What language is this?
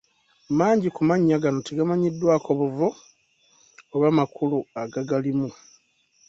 Ganda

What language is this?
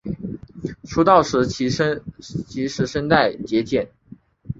Chinese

